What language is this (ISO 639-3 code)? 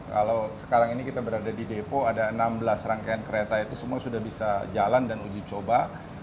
ind